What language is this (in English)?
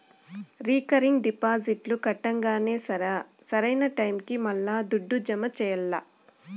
Telugu